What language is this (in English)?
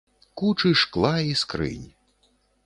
Belarusian